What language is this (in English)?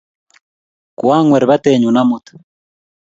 Kalenjin